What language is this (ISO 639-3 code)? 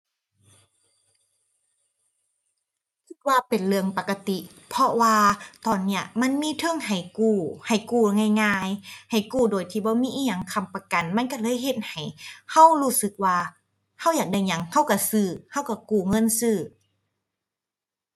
tha